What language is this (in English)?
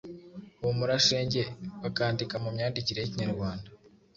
Kinyarwanda